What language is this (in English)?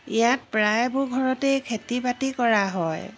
Assamese